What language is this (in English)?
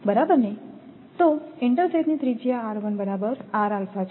Gujarati